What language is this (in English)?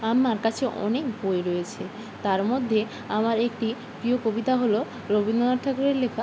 Bangla